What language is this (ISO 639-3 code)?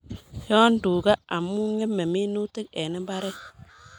kln